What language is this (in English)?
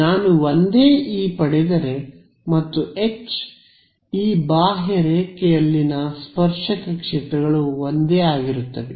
Kannada